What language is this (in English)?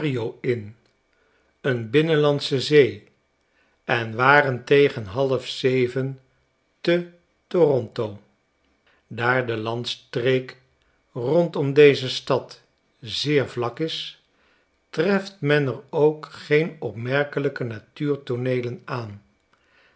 Dutch